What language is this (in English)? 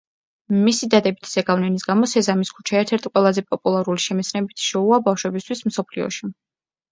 Georgian